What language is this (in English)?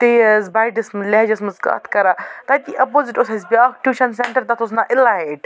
Kashmiri